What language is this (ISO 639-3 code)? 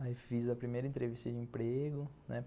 por